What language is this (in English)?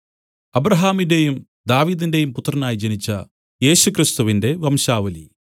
Malayalam